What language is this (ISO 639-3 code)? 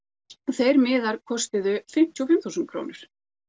isl